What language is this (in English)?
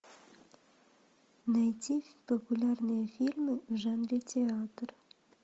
Russian